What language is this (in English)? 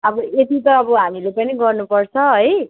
Nepali